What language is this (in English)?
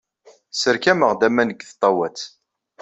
Kabyle